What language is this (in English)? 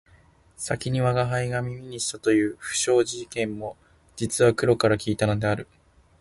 Japanese